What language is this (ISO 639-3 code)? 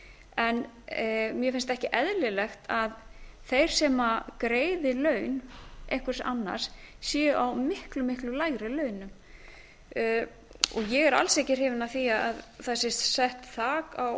isl